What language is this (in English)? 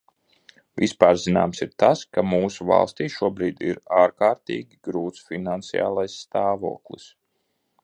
Latvian